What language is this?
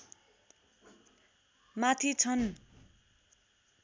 Nepali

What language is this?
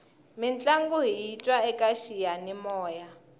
Tsonga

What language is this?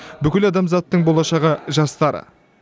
Kazakh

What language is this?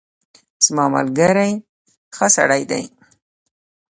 Pashto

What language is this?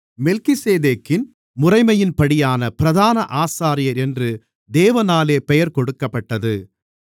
Tamil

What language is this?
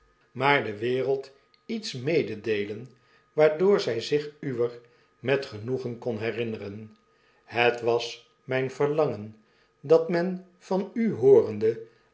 Dutch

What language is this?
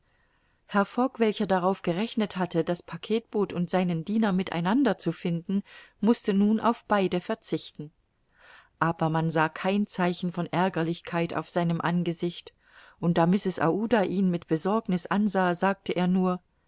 German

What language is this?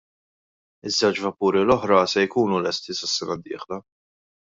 Maltese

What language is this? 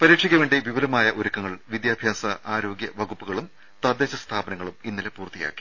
Malayalam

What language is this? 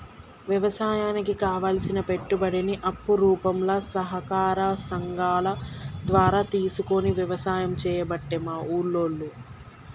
Telugu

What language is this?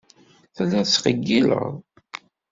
Kabyle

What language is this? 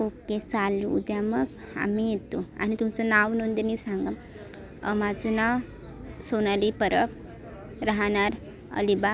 Marathi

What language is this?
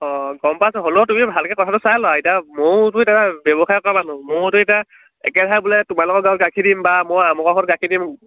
Assamese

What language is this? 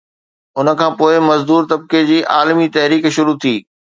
Sindhi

